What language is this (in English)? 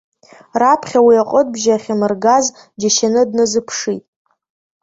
Abkhazian